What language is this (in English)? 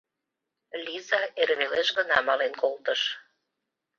Mari